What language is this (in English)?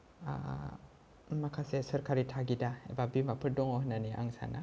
Bodo